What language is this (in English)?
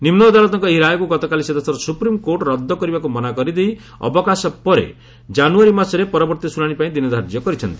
Odia